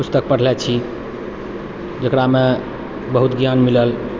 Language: Maithili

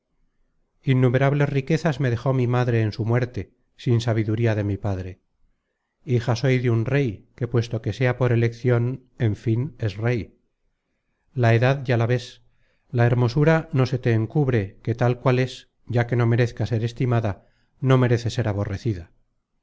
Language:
Spanish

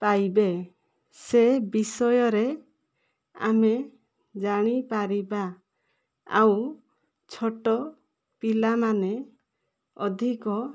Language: Odia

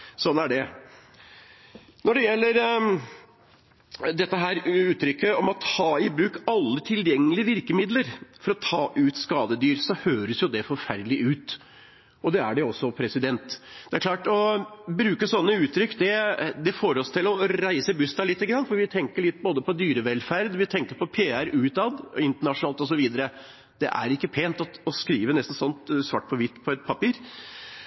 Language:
Norwegian Bokmål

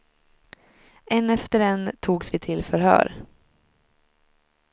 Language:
Swedish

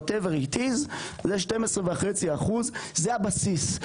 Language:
Hebrew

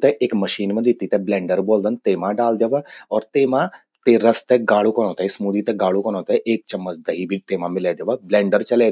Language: Garhwali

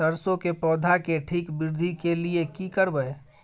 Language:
Maithili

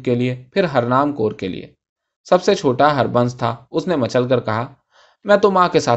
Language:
Urdu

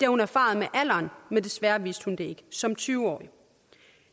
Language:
Danish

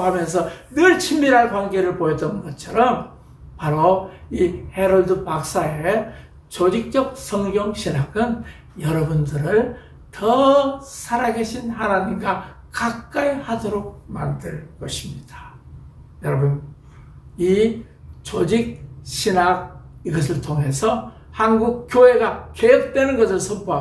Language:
Korean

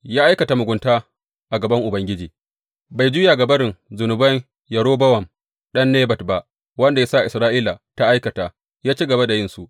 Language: Hausa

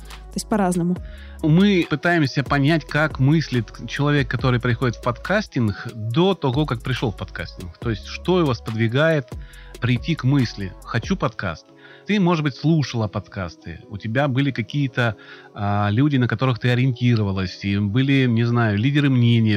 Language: Russian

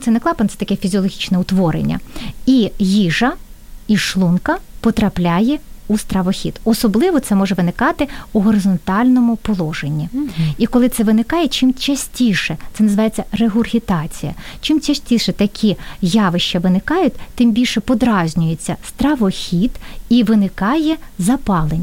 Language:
Ukrainian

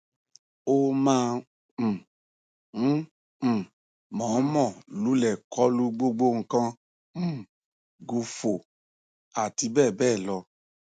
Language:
Yoruba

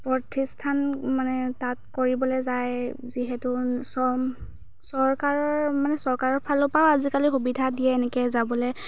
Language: Assamese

